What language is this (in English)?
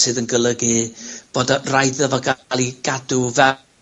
Welsh